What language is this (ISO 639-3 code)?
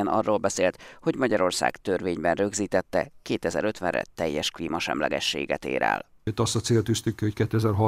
hun